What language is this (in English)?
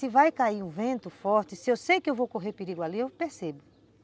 Portuguese